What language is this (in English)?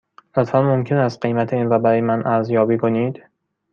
Persian